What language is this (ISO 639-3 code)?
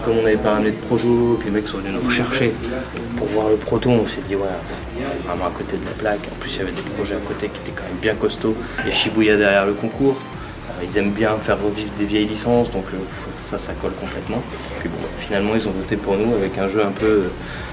fra